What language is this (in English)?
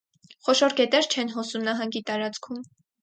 Armenian